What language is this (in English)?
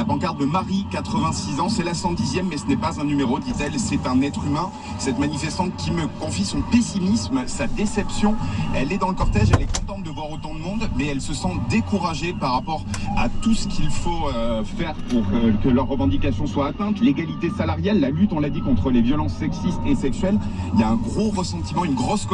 French